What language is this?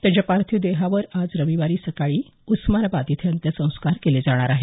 Marathi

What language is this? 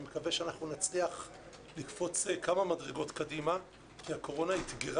Hebrew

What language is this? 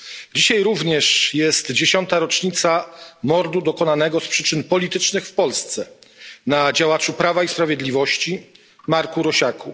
Polish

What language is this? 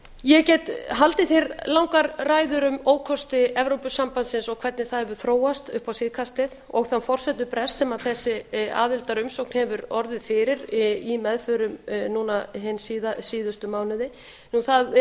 Icelandic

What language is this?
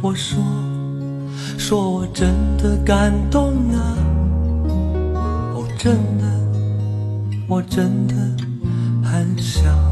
Chinese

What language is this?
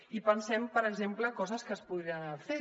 Catalan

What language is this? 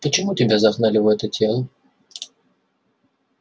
Russian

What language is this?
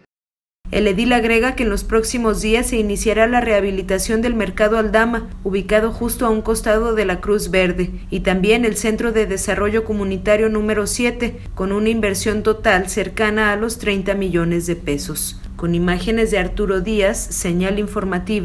Spanish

